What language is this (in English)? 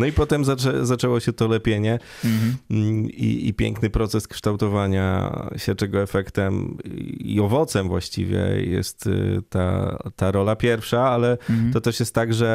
Polish